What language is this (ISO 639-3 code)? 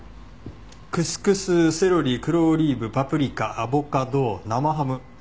jpn